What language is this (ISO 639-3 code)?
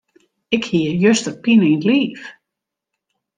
fry